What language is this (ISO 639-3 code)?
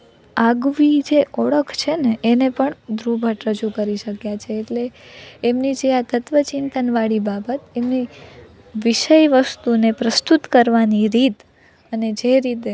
guj